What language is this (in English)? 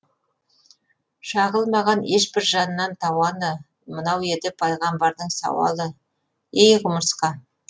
Kazakh